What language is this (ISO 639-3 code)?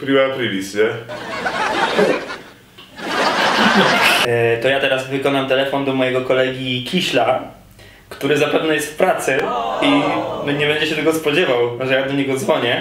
pol